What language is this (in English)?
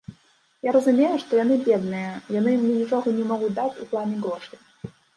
Belarusian